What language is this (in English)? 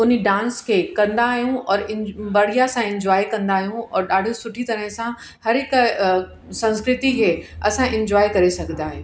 Sindhi